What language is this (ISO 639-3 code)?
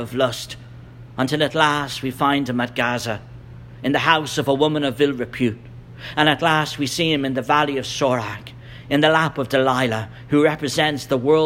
eng